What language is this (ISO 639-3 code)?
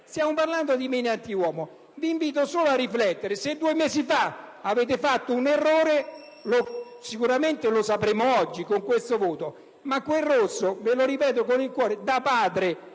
ita